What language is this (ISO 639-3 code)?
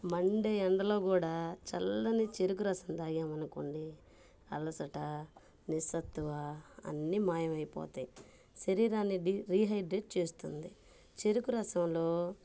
tel